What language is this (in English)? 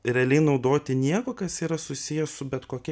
Lithuanian